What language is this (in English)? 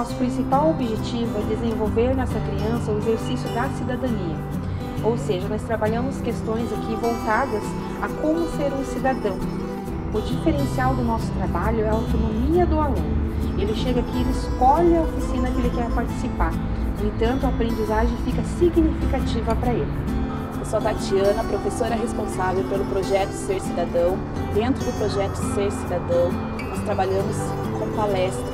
Portuguese